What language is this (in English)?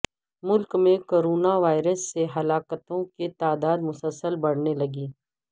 Urdu